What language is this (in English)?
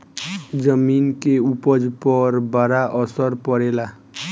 Bhojpuri